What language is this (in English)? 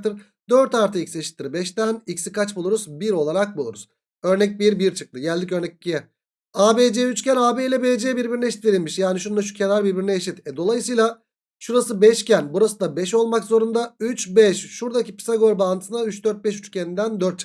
Turkish